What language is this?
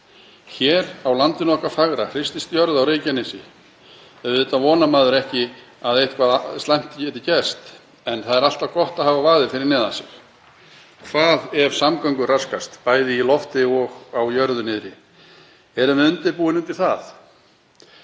Icelandic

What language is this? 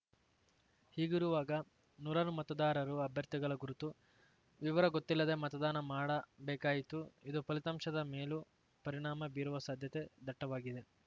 Kannada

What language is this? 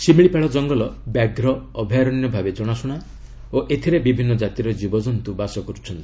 Odia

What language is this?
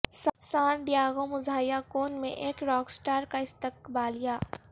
Urdu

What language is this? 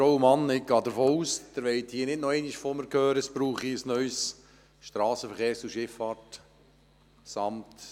Swiss German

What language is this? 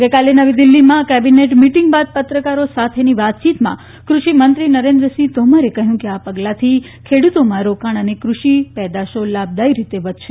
Gujarati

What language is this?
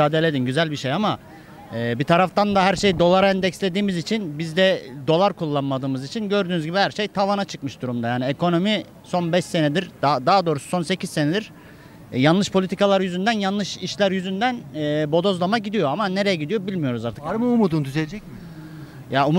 Turkish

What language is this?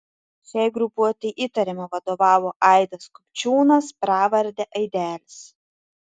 Lithuanian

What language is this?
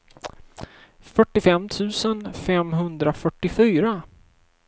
Swedish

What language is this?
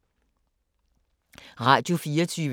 Danish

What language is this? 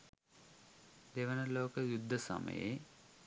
Sinhala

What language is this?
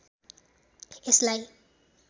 Nepali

